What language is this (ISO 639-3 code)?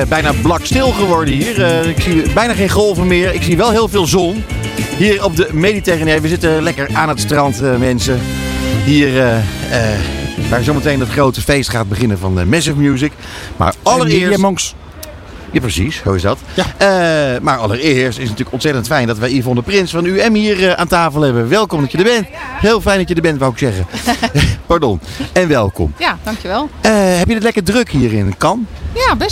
nld